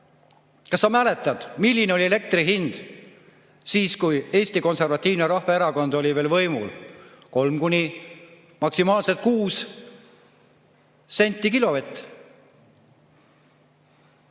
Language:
Estonian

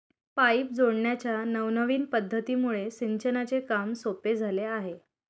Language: Marathi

